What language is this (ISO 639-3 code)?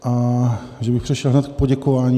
ces